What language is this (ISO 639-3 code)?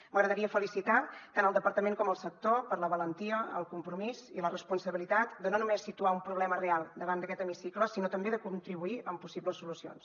cat